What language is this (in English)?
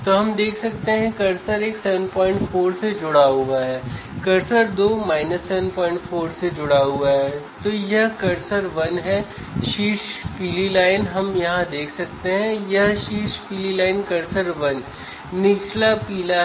Hindi